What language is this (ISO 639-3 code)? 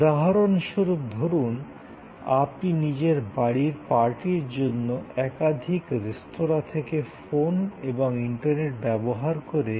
ben